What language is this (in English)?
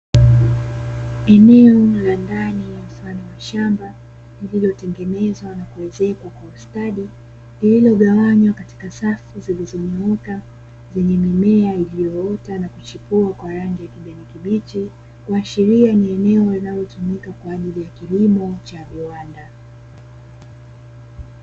Swahili